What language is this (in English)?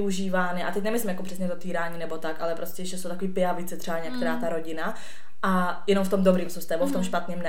Czech